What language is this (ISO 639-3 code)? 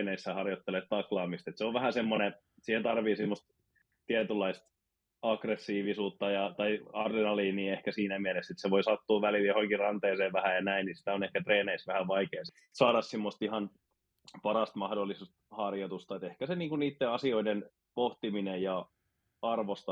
fin